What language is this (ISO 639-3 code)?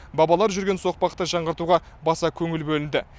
kaz